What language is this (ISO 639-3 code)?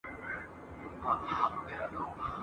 pus